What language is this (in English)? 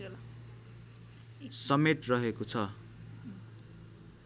Nepali